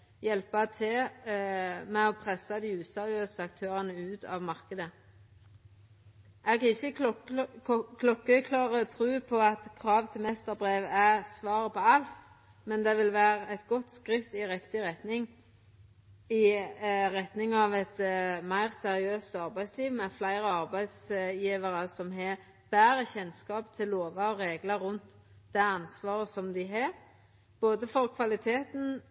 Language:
Norwegian Nynorsk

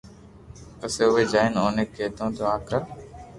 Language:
Loarki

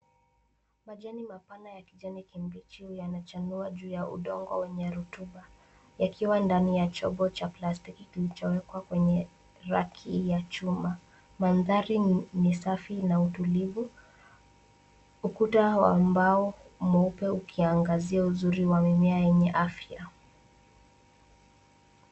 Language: Swahili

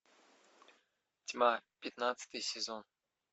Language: Russian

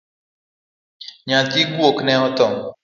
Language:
Luo (Kenya and Tanzania)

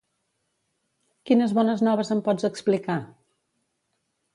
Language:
Catalan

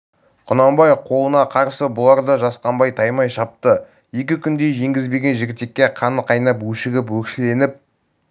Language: Kazakh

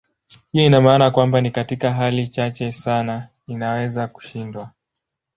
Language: Swahili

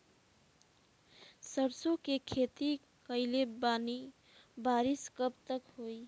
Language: Bhojpuri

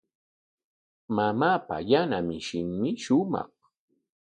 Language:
Corongo Ancash Quechua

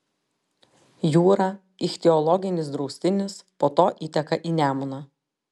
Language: Lithuanian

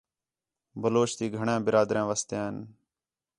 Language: Khetrani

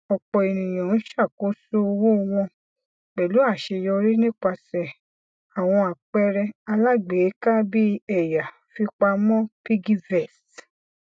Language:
Yoruba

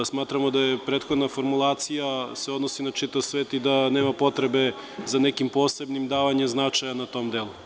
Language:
Serbian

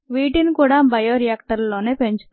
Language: Telugu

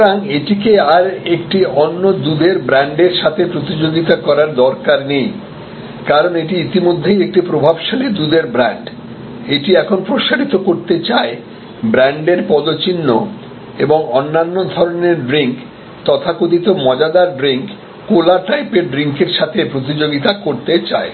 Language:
Bangla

